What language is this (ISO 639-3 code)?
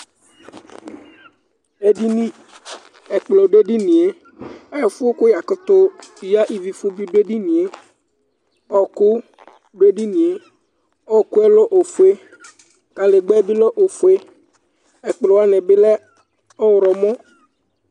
kpo